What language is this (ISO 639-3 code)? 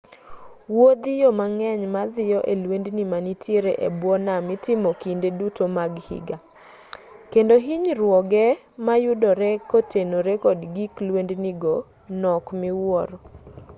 luo